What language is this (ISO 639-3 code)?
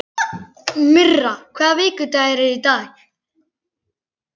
isl